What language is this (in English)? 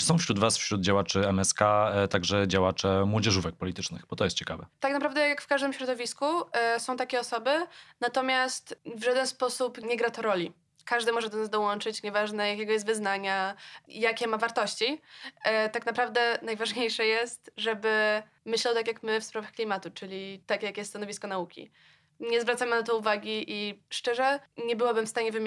Polish